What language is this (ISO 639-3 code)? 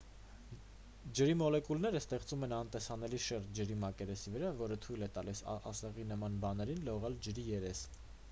hye